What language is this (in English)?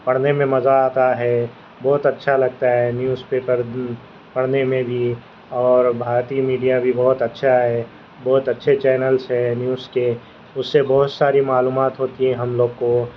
Urdu